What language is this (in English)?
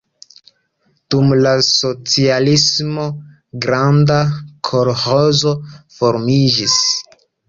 Esperanto